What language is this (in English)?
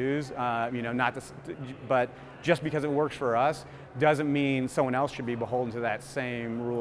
English